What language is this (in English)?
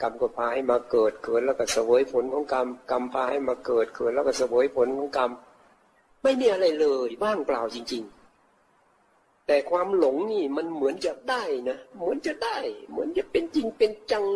Thai